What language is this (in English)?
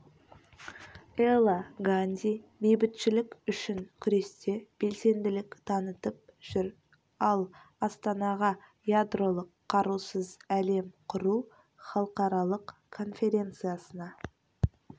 Kazakh